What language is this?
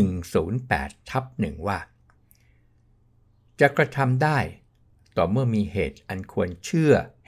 Thai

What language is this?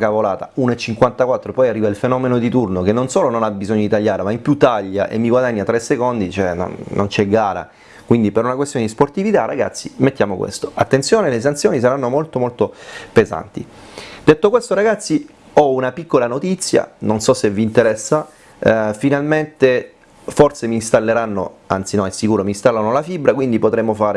Italian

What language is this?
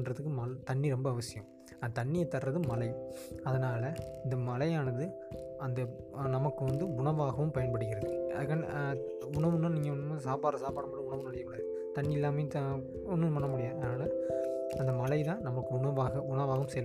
Tamil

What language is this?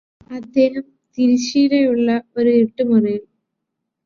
Malayalam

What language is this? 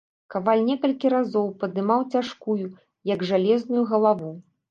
Belarusian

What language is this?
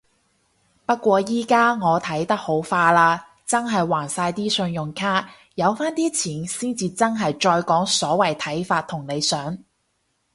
Cantonese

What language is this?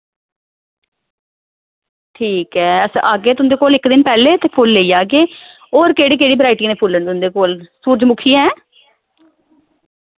Dogri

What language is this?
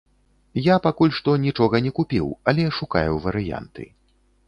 Belarusian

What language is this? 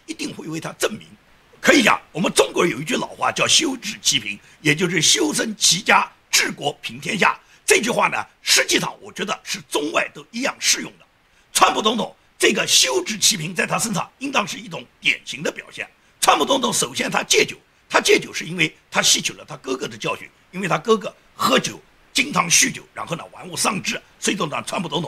Chinese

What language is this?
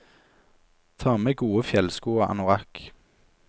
Norwegian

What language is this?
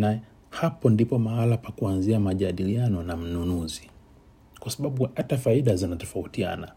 Swahili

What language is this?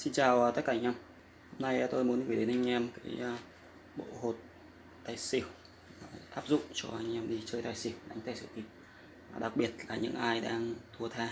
Vietnamese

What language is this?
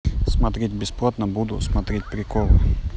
Russian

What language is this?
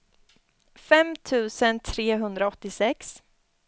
Swedish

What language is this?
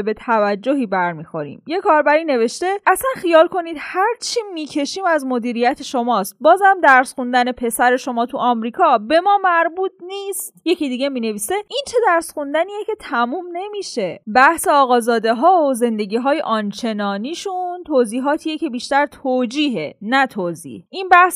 Persian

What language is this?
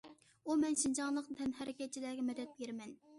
Uyghur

